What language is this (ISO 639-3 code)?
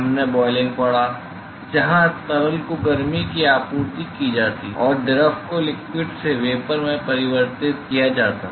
hin